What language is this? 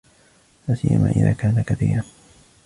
Arabic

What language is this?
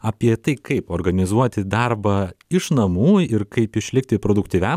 Lithuanian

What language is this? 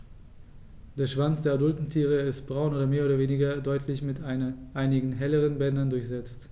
German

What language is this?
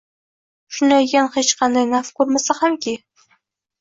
Uzbek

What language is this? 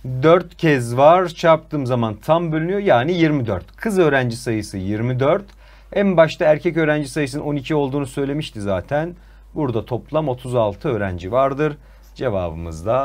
Turkish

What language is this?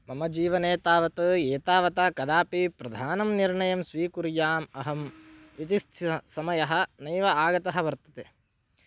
Sanskrit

